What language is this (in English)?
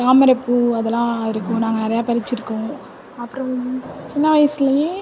Tamil